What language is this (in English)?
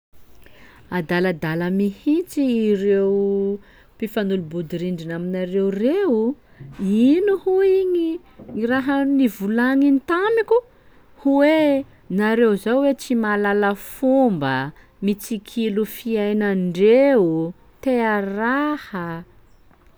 Sakalava Malagasy